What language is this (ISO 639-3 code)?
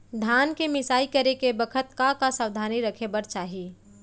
hne